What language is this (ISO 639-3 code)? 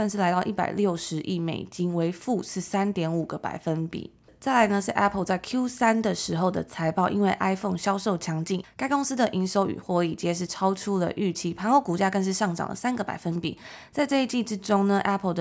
zho